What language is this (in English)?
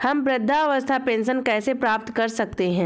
Hindi